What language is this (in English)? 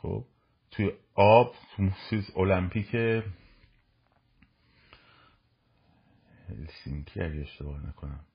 Persian